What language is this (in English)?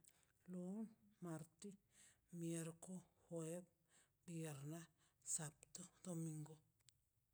Mazaltepec Zapotec